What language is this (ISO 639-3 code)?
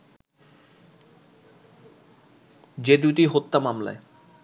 ben